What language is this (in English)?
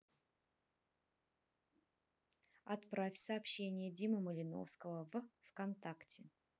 Russian